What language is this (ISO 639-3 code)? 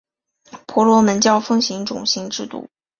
zho